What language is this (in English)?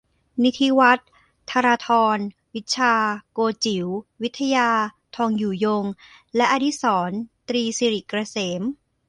Thai